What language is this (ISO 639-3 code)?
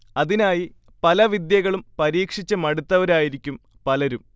mal